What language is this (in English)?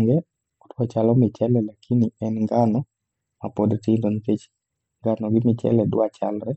Luo (Kenya and Tanzania)